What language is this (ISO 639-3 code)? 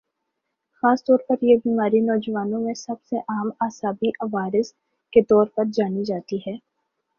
urd